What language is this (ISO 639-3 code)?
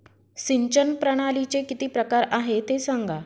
mar